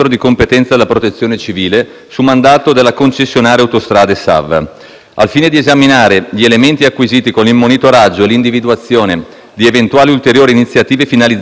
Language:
Italian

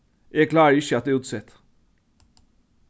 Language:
Faroese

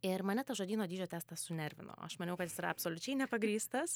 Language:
Lithuanian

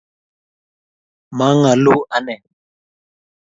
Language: Kalenjin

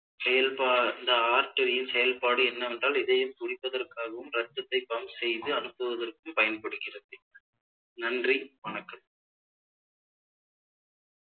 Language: Tamil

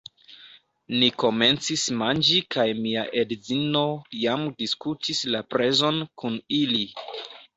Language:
Esperanto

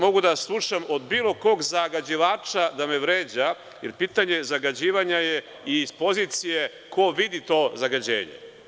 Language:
Serbian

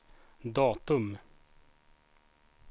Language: Swedish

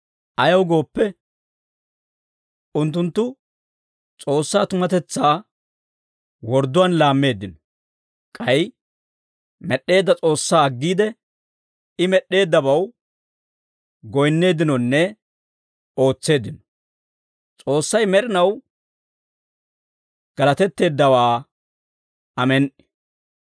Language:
Dawro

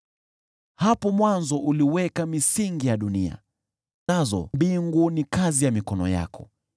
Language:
Swahili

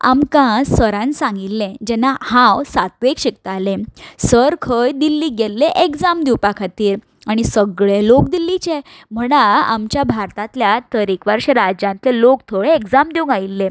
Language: Konkani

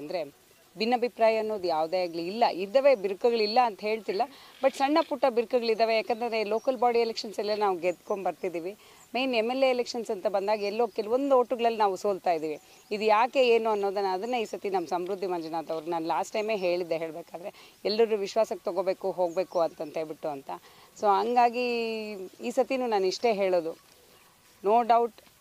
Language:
Romanian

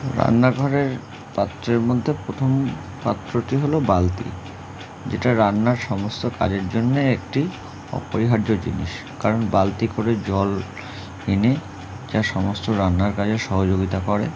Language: Bangla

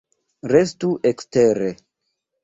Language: Esperanto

